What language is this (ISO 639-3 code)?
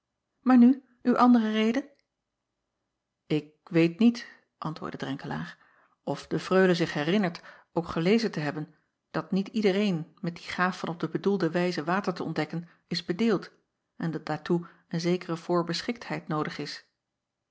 nld